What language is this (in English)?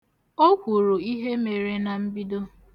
Igbo